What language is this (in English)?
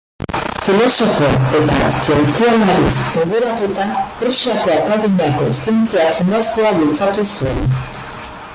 Basque